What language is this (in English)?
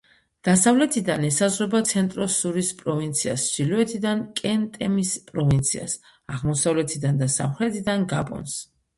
Georgian